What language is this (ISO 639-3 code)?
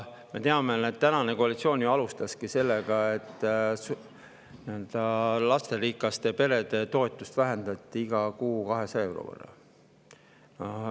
est